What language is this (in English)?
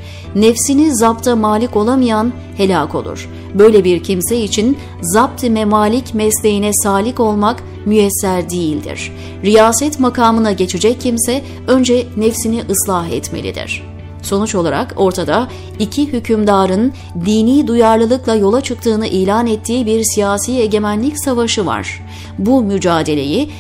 Turkish